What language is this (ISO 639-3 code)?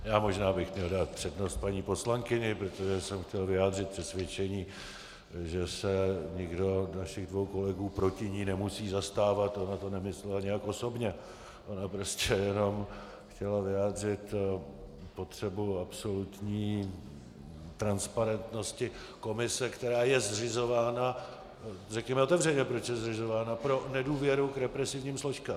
ces